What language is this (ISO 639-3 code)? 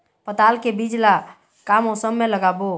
hne